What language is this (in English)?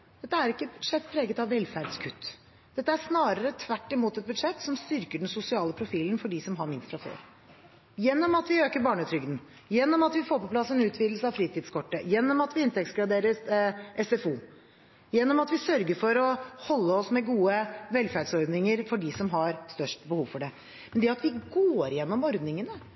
Norwegian Bokmål